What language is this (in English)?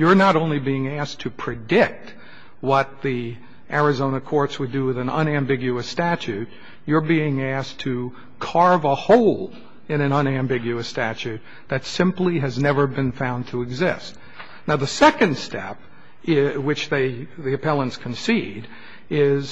English